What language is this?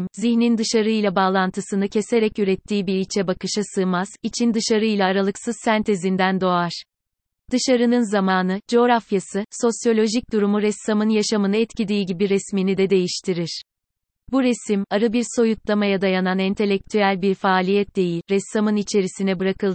Turkish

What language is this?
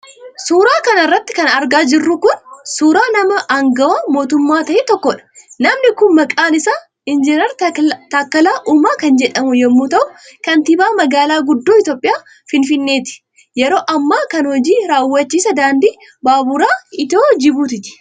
Oromo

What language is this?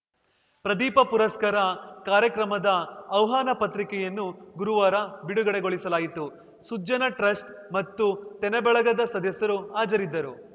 Kannada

